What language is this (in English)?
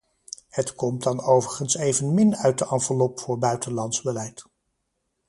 Dutch